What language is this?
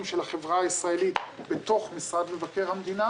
Hebrew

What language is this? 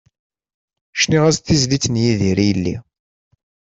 Kabyle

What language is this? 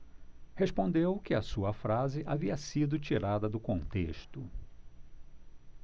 Portuguese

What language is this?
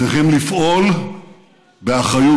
Hebrew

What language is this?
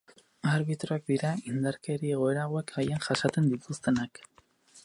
Basque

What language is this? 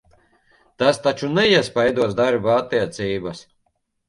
Latvian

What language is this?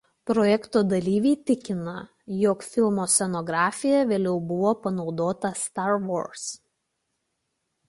Lithuanian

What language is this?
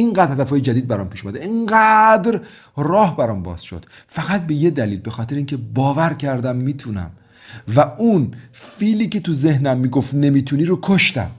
Persian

